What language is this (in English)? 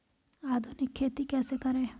Hindi